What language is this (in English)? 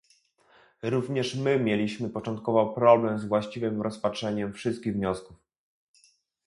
Polish